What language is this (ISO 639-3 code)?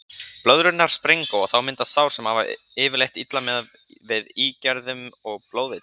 isl